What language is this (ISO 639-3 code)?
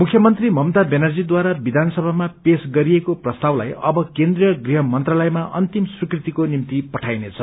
nep